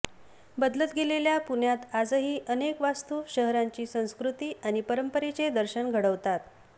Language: Marathi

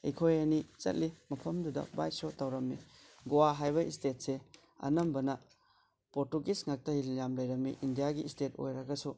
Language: Manipuri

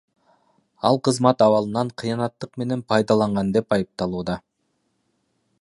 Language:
Kyrgyz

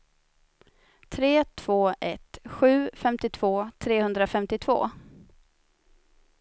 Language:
Swedish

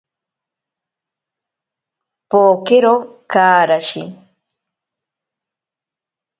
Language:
Ashéninka Perené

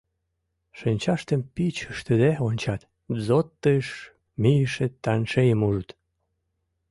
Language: Mari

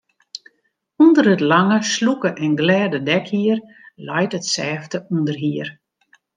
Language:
Western Frisian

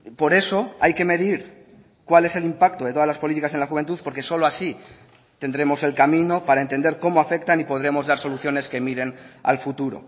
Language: Spanish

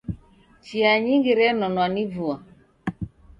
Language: Taita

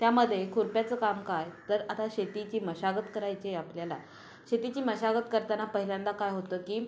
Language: Marathi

